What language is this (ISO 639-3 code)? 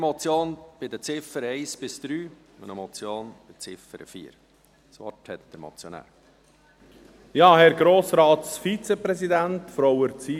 gsw